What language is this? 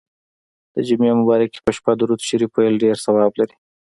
Pashto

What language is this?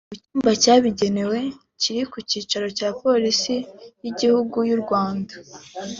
Kinyarwanda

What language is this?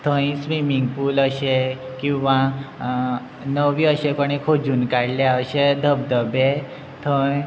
Konkani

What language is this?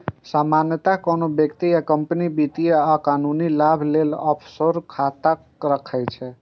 Maithili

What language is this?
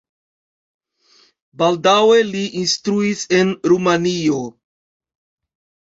Esperanto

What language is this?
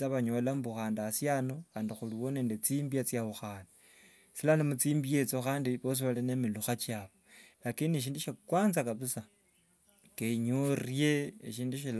Wanga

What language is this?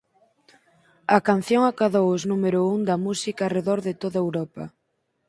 Galician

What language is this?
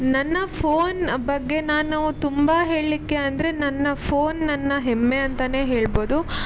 Kannada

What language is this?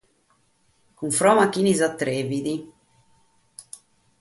Sardinian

